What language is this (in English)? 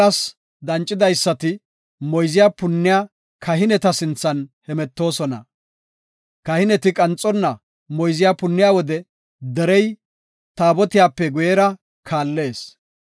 Gofa